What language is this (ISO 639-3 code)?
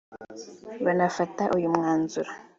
kin